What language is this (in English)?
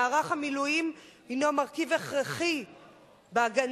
Hebrew